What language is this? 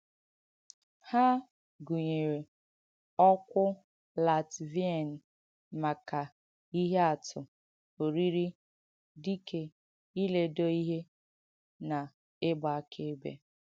Igbo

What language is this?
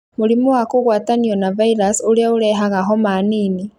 Kikuyu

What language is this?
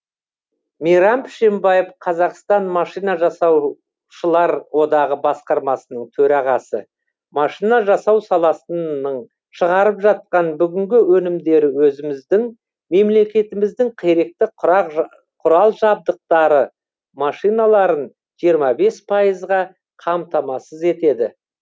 Kazakh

